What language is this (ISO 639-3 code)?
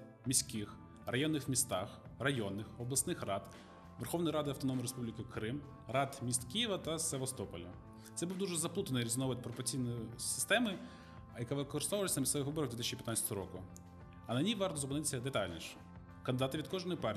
ukr